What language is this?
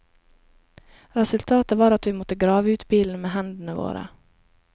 Norwegian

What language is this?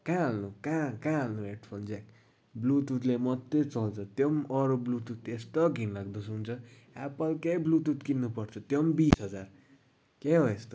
Nepali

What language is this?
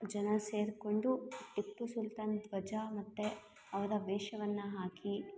Kannada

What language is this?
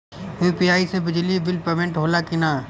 Bhojpuri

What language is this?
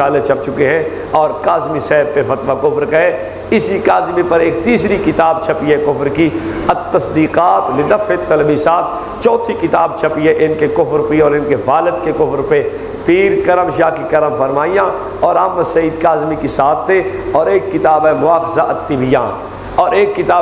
Hindi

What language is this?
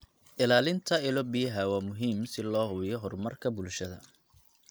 Somali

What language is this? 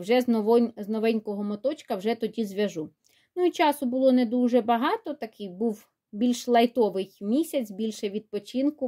Ukrainian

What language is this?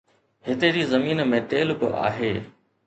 Sindhi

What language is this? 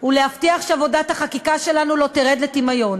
Hebrew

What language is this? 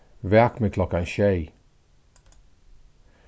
Faroese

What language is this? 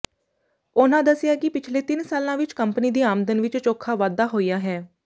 Punjabi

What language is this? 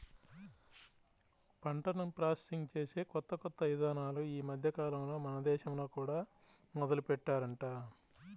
Telugu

